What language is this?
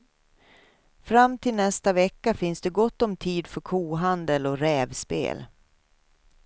Swedish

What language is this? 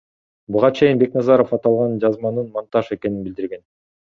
Kyrgyz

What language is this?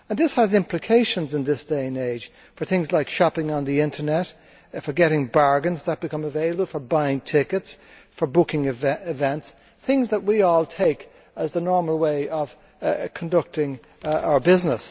English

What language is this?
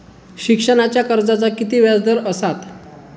Marathi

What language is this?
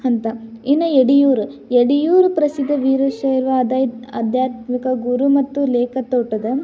Kannada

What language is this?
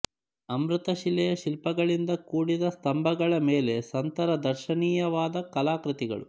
Kannada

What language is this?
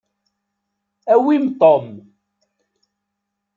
Kabyle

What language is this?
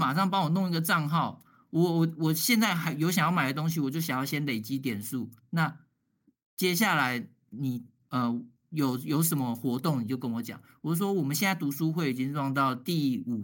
Chinese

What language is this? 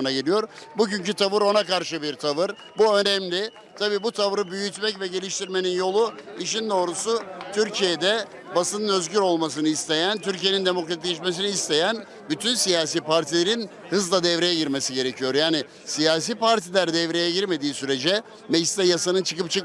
Turkish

